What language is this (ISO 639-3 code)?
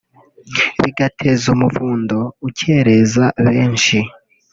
kin